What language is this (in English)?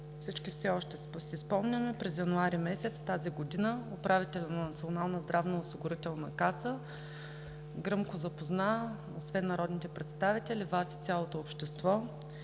Bulgarian